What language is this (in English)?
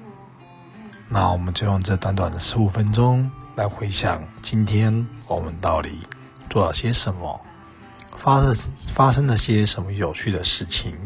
Chinese